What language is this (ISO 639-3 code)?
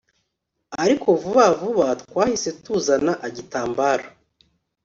kin